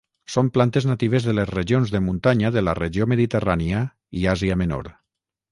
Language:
Catalan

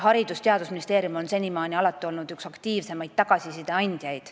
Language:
Estonian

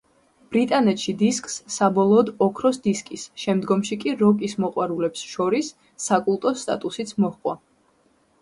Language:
Georgian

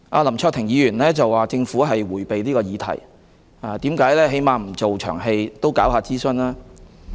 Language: Cantonese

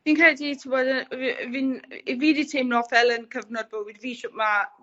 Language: Welsh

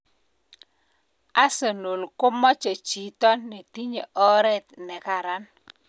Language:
Kalenjin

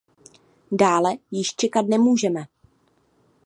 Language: Czech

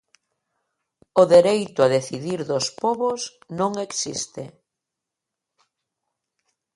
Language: Galician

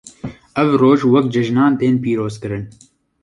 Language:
Kurdish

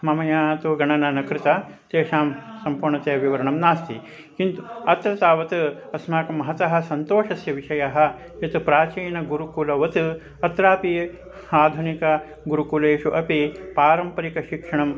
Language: Sanskrit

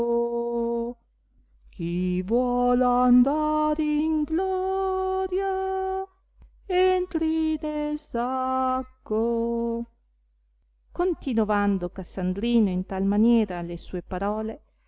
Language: Italian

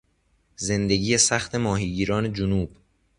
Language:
Persian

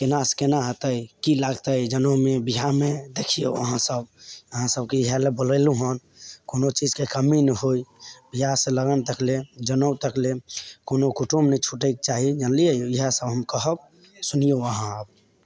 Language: Maithili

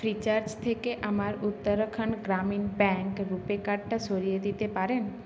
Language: Bangla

